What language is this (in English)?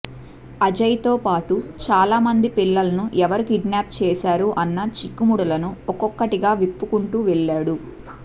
Telugu